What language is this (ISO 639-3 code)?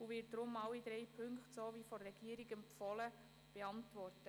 gsw